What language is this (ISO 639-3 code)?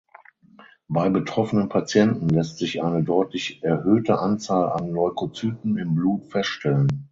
deu